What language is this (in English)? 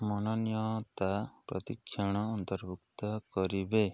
Odia